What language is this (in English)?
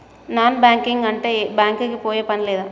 Telugu